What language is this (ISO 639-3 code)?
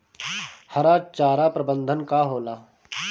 bho